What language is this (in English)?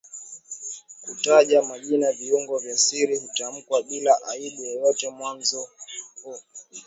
Swahili